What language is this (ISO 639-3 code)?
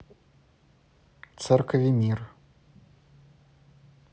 rus